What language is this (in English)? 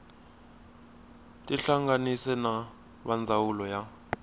Tsonga